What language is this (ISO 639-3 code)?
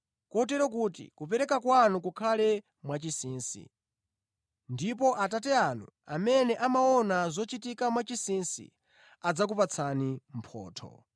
nya